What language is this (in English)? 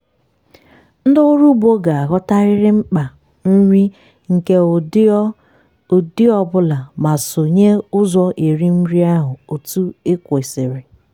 Igbo